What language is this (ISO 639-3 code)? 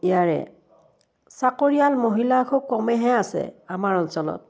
asm